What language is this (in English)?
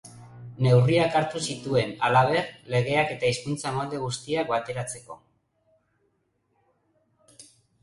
Basque